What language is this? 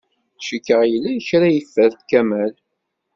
Kabyle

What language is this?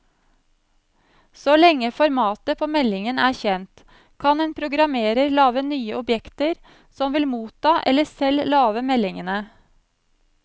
Norwegian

